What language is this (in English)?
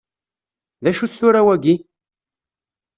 Kabyle